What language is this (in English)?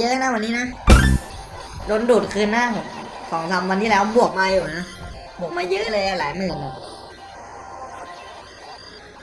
Thai